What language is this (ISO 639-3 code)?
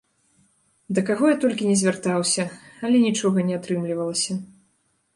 bel